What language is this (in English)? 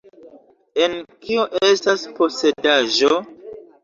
Esperanto